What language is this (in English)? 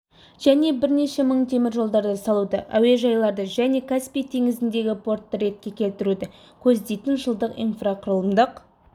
Kazakh